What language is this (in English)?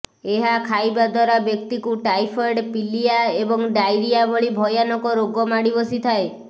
Odia